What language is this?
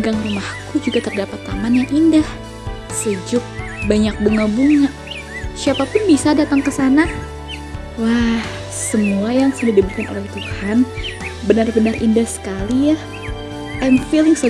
Indonesian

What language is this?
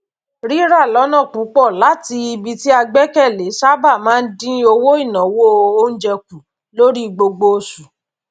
Yoruba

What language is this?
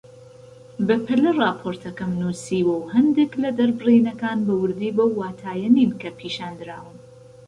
Central Kurdish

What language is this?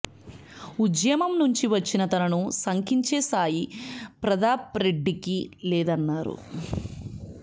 Telugu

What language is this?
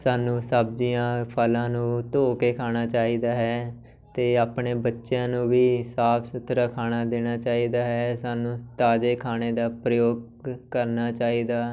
Punjabi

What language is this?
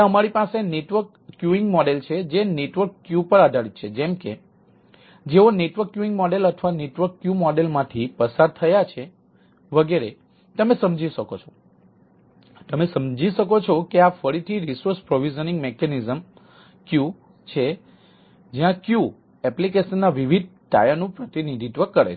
Gujarati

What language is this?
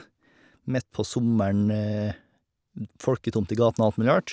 Norwegian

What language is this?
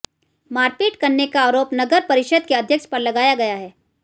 Hindi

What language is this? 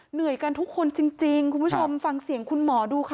Thai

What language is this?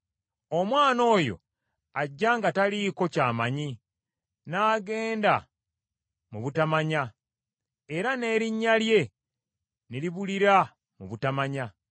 Ganda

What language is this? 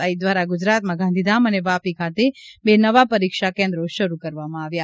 Gujarati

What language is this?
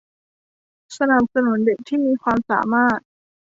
Thai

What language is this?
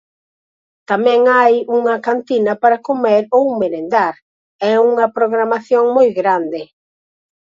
Galician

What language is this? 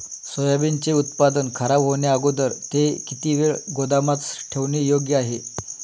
Marathi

